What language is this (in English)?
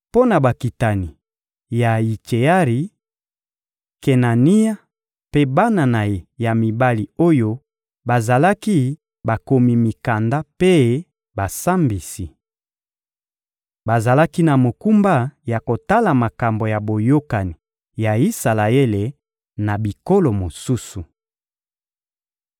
Lingala